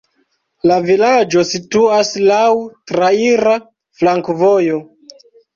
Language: Esperanto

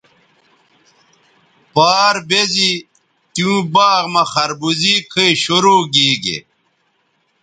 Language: Bateri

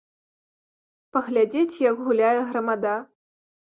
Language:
Belarusian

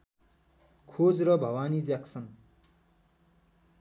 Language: Nepali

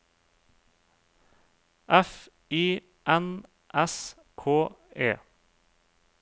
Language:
Norwegian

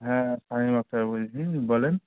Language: Bangla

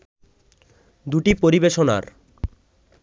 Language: Bangla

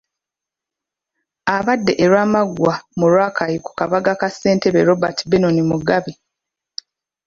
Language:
Ganda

